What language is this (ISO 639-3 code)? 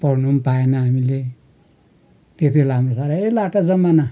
nep